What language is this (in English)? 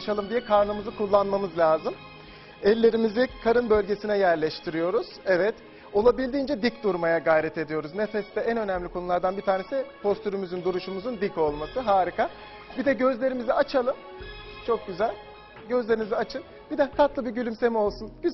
Turkish